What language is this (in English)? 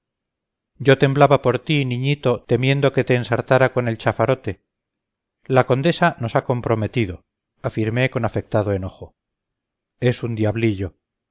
Spanish